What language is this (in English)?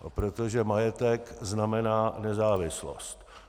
Czech